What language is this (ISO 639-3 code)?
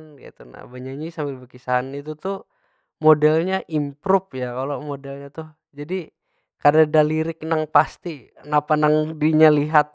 bjn